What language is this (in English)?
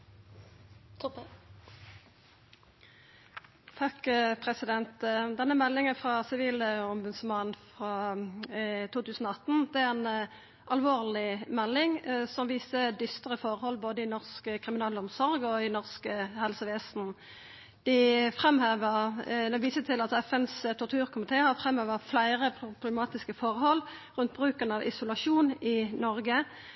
Norwegian Nynorsk